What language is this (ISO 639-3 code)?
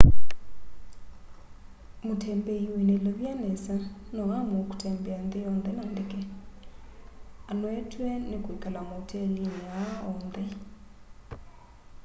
kam